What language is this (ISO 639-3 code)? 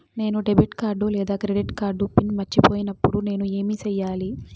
tel